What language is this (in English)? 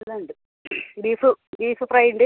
Malayalam